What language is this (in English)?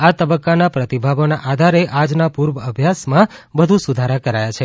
Gujarati